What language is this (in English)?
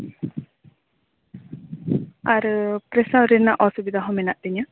Santali